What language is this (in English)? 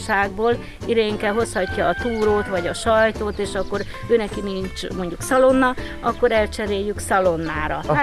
Hungarian